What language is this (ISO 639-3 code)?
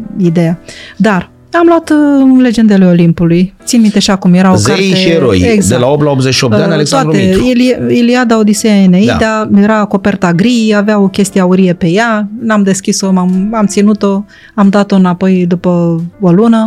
ron